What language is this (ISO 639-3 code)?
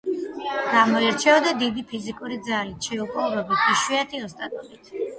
kat